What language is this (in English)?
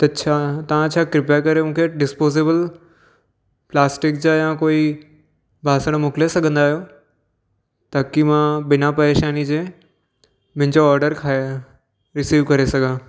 Sindhi